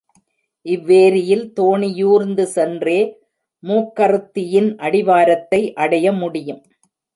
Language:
Tamil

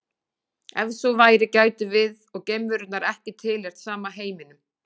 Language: Icelandic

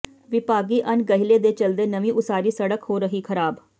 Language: Punjabi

